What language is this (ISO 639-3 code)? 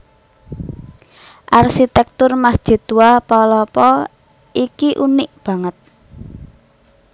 jav